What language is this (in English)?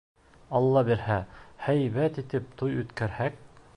Bashkir